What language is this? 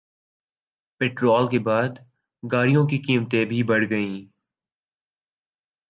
Urdu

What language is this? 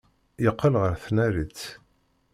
Kabyle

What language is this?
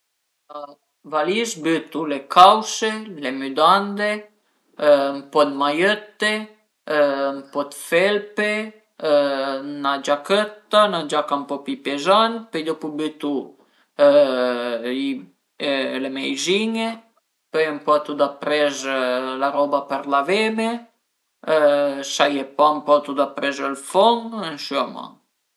Piedmontese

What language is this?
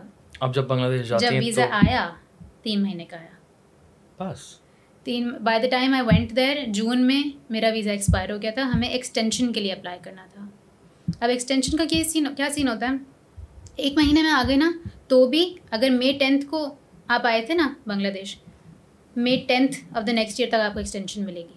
Urdu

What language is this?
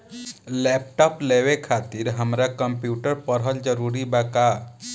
Bhojpuri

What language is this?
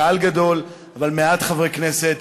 Hebrew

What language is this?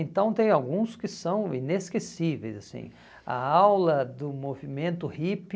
Portuguese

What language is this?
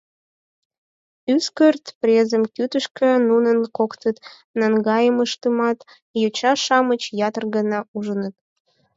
Mari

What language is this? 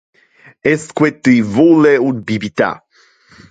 Interlingua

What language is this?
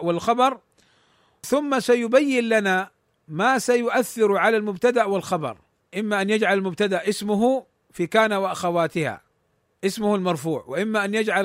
Arabic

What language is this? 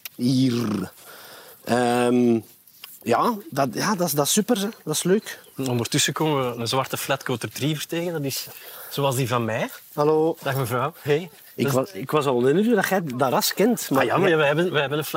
Dutch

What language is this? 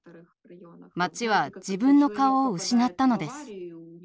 Japanese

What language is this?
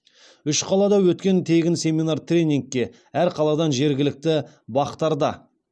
Kazakh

